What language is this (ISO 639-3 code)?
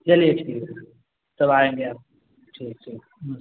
hin